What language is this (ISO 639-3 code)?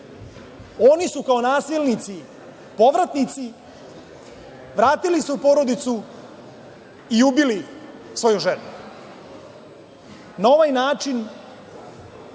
srp